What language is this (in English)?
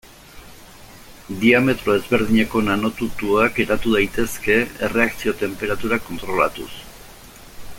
Basque